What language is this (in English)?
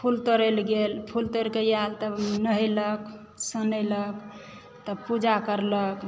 Maithili